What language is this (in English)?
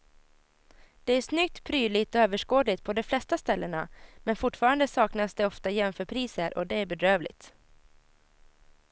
Swedish